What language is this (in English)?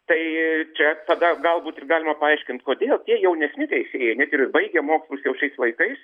Lithuanian